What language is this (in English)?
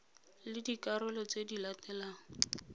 Tswana